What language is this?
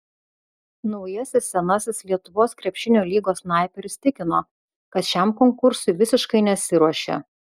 Lithuanian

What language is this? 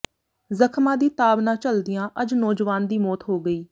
Punjabi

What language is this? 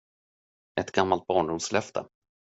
Swedish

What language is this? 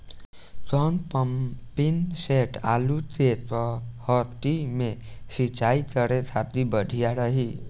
Bhojpuri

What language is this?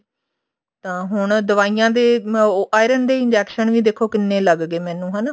Punjabi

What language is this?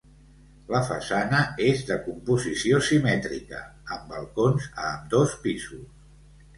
Catalan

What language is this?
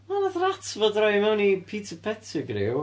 Welsh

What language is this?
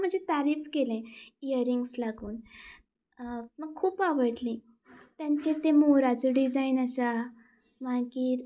Konkani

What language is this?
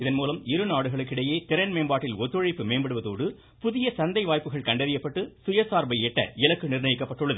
Tamil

